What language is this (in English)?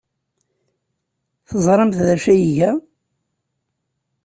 Kabyle